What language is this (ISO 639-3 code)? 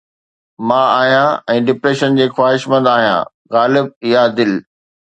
snd